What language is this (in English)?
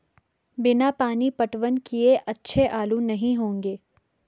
Hindi